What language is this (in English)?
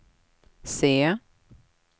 Swedish